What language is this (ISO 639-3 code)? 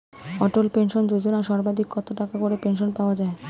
ben